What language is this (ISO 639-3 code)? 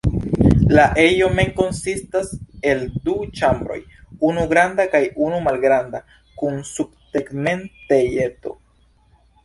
epo